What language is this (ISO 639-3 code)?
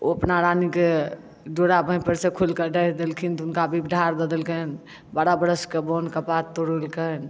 mai